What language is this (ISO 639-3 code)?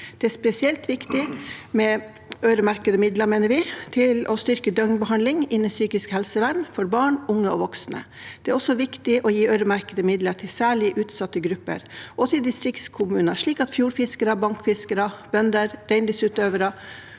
nor